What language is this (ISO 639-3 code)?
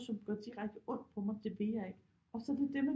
dan